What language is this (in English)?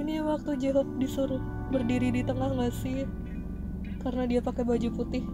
Indonesian